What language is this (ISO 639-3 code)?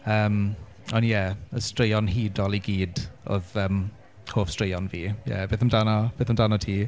cym